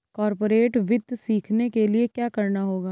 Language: Hindi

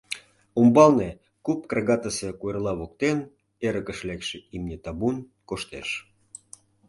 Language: Mari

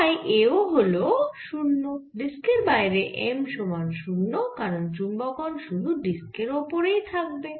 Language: Bangla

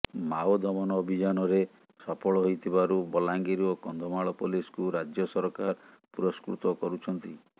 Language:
Odia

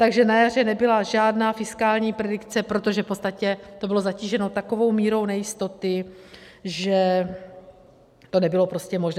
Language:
Czech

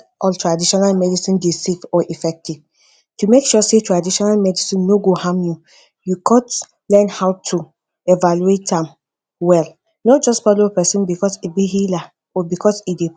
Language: Nigerian Pidgin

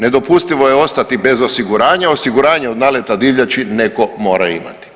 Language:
Croatian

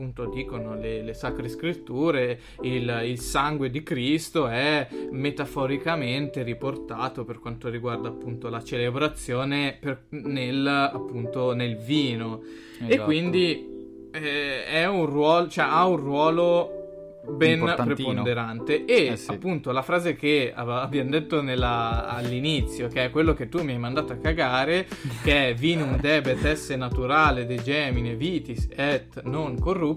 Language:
Italian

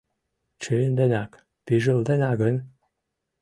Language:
Mari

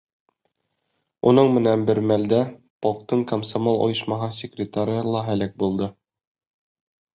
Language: Bashkir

